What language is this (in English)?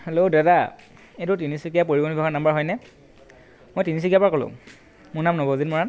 Assamese